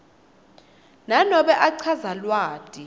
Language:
Swati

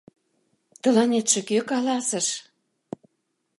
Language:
Mari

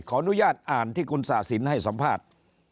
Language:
Thai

